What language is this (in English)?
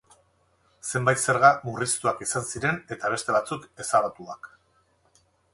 Basque